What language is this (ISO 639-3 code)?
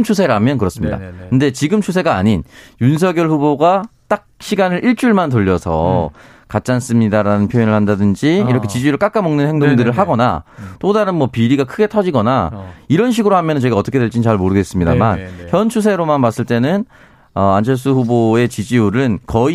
kor